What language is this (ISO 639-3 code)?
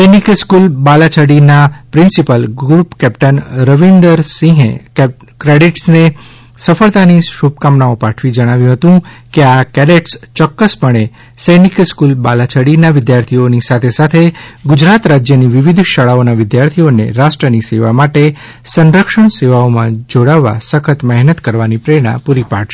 guj